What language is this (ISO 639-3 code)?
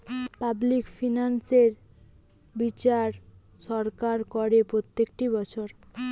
ben